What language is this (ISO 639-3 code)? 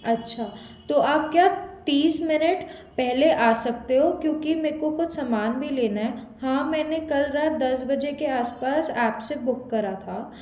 hin